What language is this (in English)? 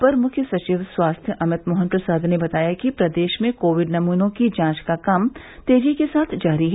Hindi